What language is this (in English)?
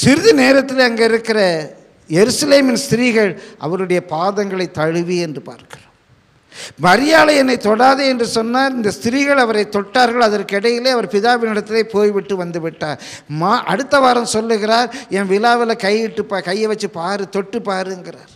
Tamil